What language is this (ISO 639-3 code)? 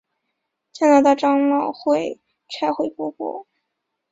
zho